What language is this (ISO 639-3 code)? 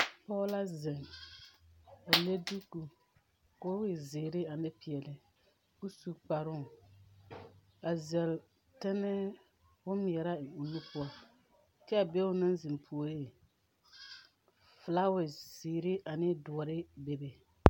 dga